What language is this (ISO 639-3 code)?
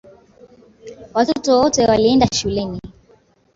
swa